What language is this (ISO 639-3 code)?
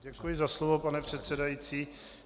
ces